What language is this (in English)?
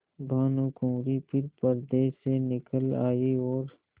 Hindi